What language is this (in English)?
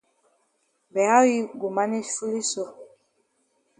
Cameroon Pidgin